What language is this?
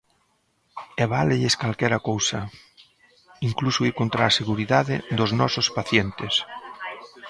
Galician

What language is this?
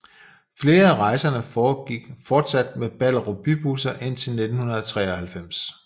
Danish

